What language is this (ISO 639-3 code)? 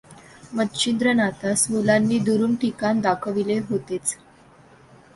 mar